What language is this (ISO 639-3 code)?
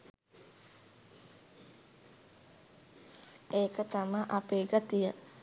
sin